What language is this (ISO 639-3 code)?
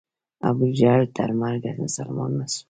pus